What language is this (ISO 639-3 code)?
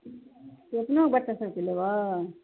mai